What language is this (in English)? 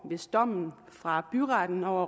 Danish